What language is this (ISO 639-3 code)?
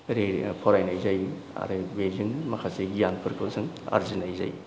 brx